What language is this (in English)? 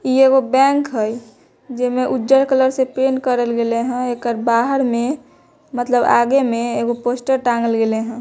Magahi